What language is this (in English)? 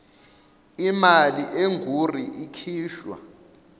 Zulu